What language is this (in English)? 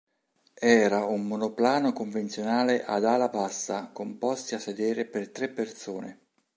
Italian